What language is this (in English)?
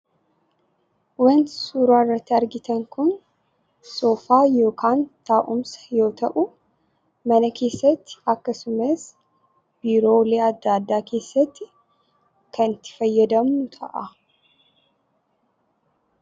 Oromo